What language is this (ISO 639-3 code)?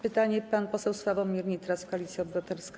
pol